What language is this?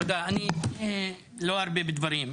Hebrew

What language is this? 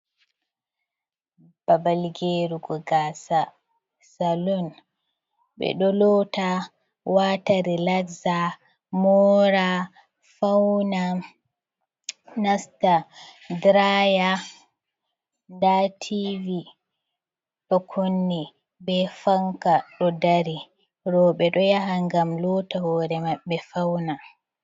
Fula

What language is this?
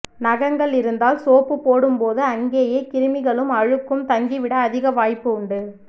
Tamil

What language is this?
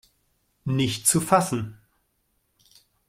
German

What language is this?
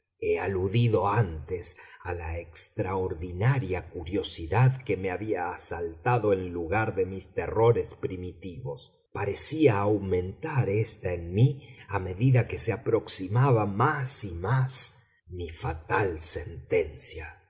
Spanish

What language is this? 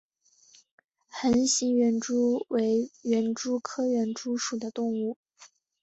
Chinese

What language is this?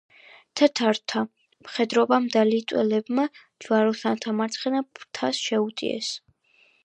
Georgian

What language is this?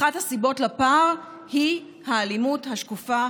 Hebrew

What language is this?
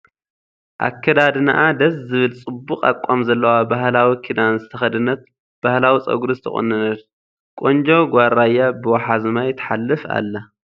Tigrinya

